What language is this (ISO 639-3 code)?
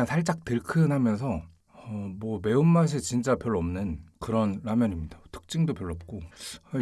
kor